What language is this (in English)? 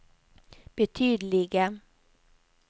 Norwegian